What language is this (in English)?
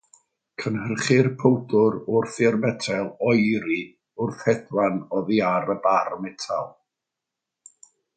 Welsh